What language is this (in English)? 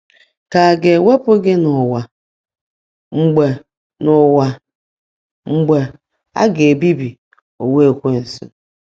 Igbo